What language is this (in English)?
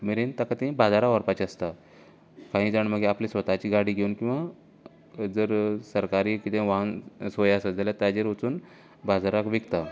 Konkani